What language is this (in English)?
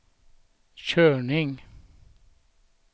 Swedish